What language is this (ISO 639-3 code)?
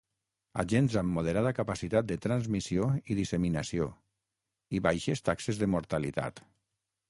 cat